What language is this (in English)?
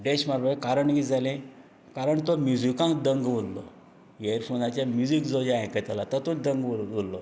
Konkani